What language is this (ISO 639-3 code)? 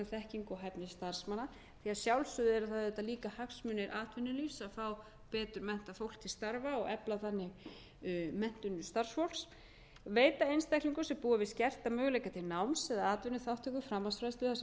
isl